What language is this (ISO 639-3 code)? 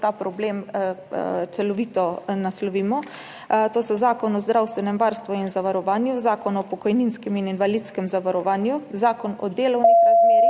slv